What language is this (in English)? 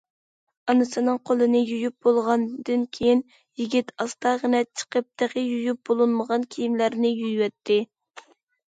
Uyghur